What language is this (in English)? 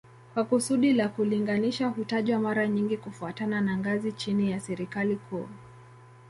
Swahili